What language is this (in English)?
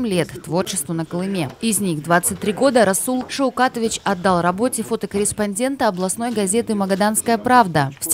Russian